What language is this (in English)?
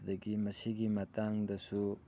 Manipuri